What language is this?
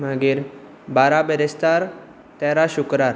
Konkani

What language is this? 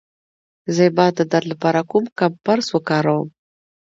Pashto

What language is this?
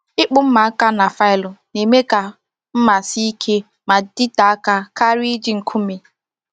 Igbo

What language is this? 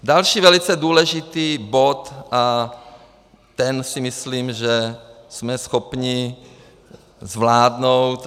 Czech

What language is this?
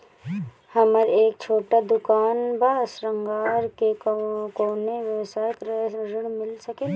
Bhojpuri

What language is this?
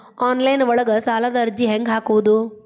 Kannada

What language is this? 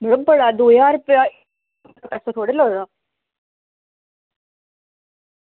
Dogri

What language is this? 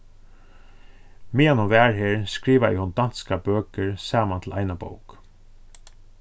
Faroese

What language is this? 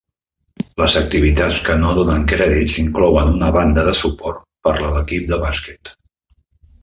Catalan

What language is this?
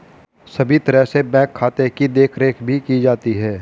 Hindi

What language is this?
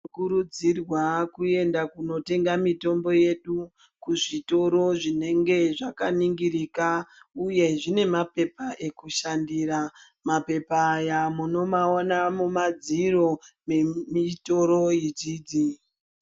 Ndau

